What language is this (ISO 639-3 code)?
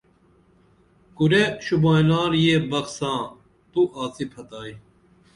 dml